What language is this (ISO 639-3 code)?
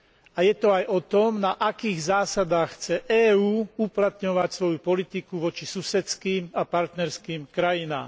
slk